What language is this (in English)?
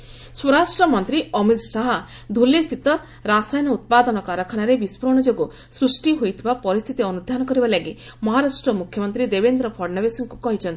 Odia